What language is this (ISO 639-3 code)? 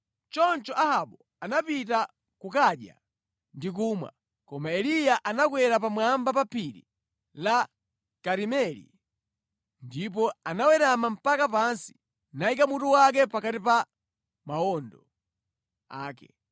nya